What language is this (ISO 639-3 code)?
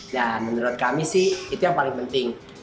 ind